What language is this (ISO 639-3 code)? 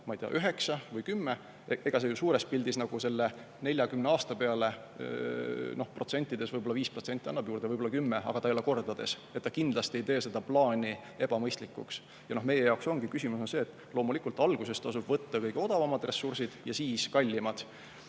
est